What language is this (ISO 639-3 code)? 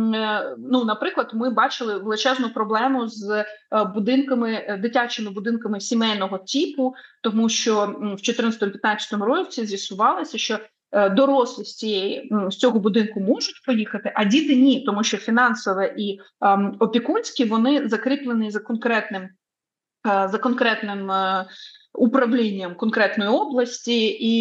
ukr